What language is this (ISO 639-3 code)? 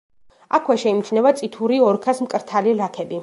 kat